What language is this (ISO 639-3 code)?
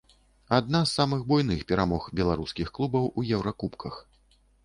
bel